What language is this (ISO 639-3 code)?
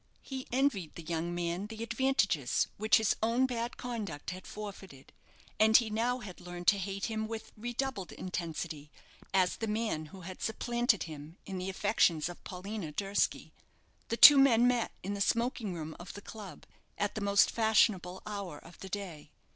eng